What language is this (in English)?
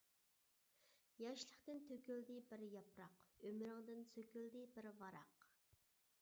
Uyghur